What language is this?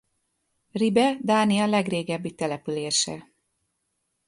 Hungarian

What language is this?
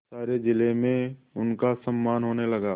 Hindi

